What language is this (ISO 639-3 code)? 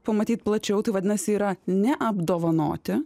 lit